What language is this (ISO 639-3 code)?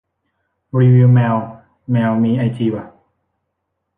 tha